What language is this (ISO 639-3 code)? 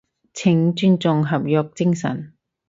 yue